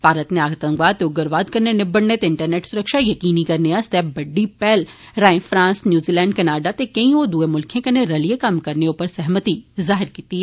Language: Dogri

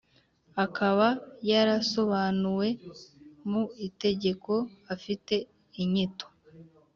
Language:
Kinyarwanda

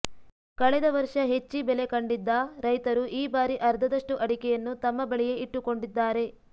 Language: Kannada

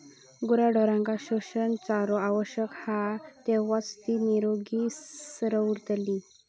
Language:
Marathi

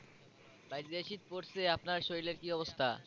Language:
Bangla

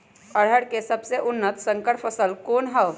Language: Magahi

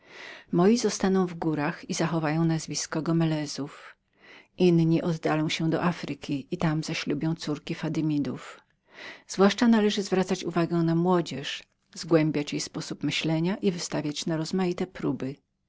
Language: Polish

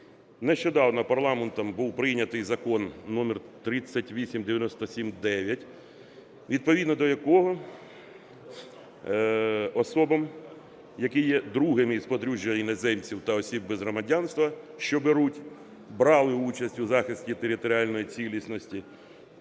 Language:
Ukrainian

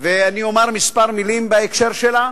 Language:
Hebrew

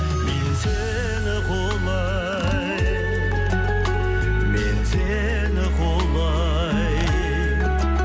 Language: Kazakh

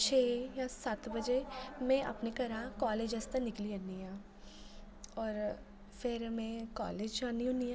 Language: Dogri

